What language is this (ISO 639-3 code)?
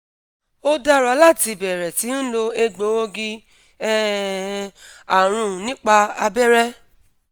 yor